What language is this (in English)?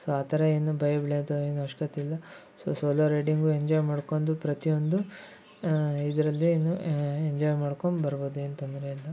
Kannada